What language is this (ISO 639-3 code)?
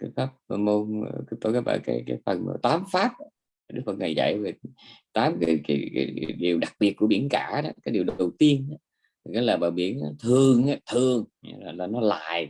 vie